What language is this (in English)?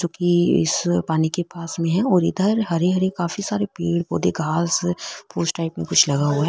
Marwari